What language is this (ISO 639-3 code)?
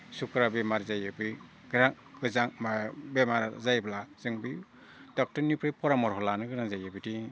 brx